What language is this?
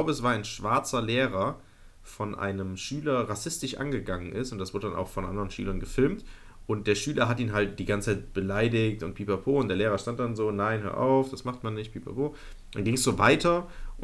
German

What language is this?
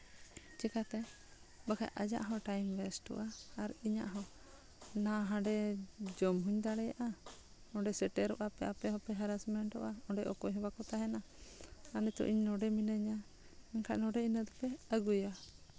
Santali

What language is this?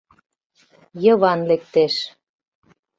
Mari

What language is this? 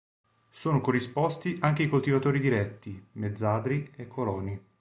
Italian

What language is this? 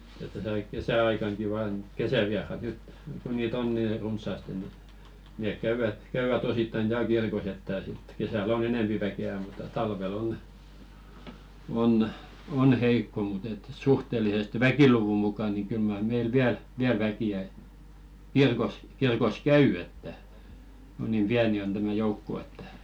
Finnish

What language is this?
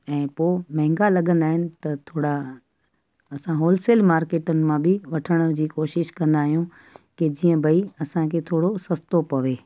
Sindhi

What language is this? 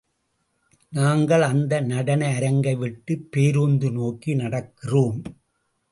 Tamil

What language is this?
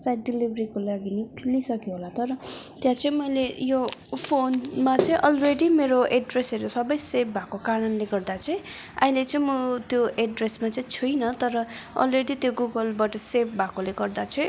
Nepali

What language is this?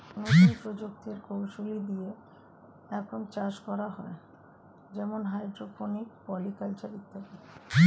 Bangla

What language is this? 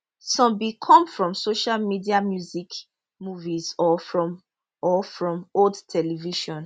Nigerian Pidgin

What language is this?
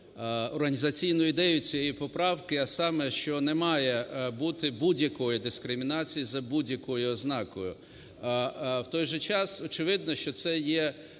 Ukrainian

